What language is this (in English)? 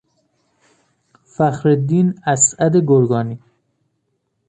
Persian